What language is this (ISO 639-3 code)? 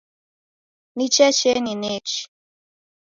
dav